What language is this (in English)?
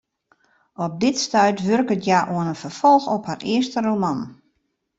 Western Frisian